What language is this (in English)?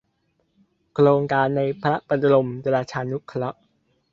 Thai